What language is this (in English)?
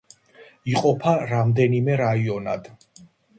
Georgian